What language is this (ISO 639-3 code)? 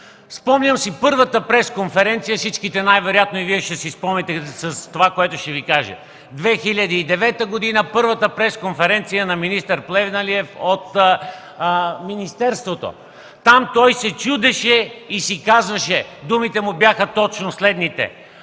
bul